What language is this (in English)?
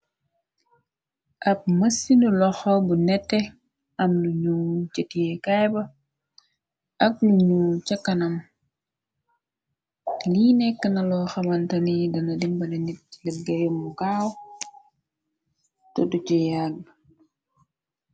Wolof